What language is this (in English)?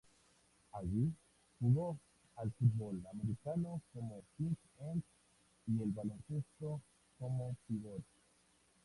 Spanish